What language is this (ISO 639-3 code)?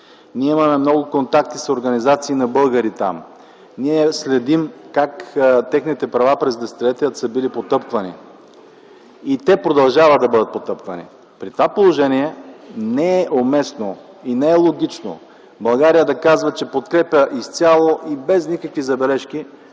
bul